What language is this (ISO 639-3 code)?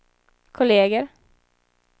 swe